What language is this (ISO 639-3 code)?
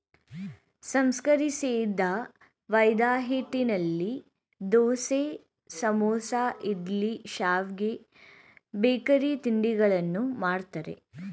kan